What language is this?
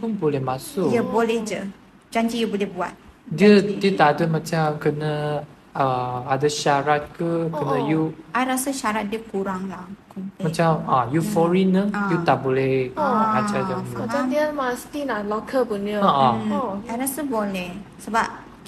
Malay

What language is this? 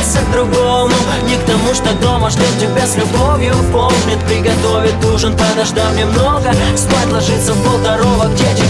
Ukrainian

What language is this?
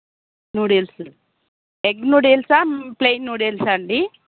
Telugu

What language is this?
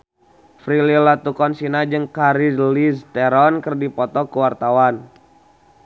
Sundanese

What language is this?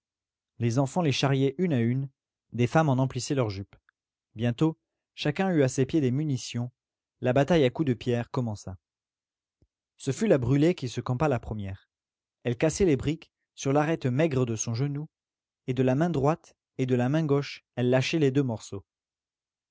French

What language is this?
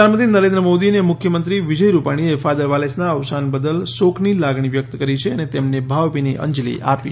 Gujarati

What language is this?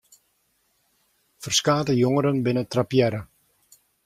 Western Frisian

